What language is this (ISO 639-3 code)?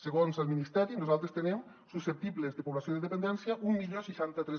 cat